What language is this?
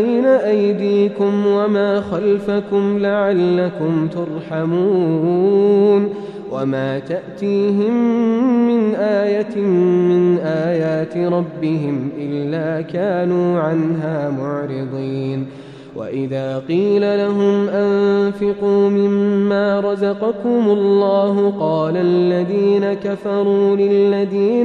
Arabic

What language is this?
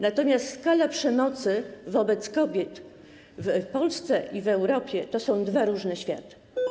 Polish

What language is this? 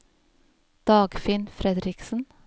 Norwegian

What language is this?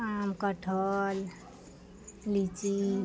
Maithili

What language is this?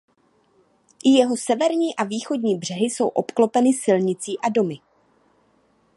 Czech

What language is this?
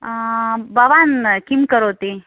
Sanskrit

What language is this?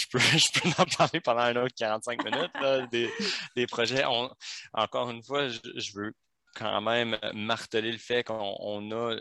French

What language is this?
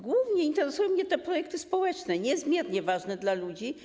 Polish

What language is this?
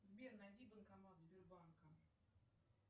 Russian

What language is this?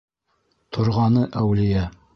Bashkir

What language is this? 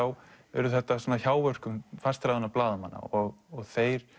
Icelandic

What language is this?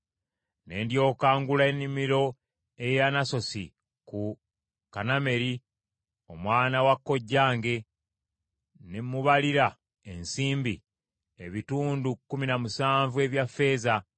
Ganda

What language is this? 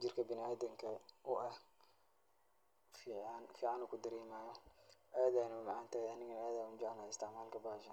Somali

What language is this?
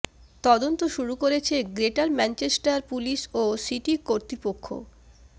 Bangla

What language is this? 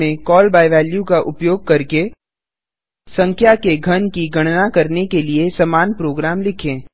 Hindi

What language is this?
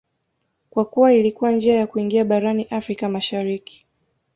Swahili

